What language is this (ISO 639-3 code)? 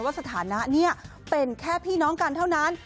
tha